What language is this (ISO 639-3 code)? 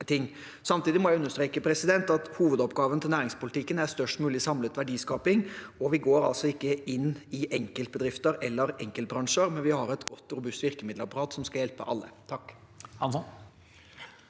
nor